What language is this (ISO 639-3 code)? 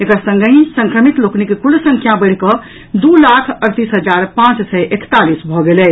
mai